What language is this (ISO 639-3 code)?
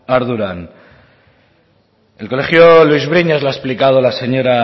spa